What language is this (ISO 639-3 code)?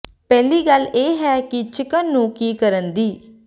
pan